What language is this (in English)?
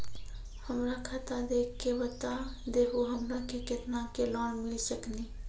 Maithili